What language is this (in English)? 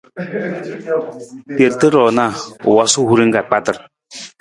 Nawdm